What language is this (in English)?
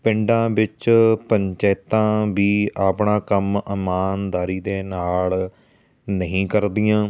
Punjabi